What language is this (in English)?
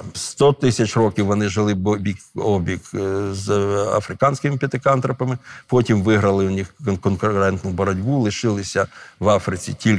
Ukrainian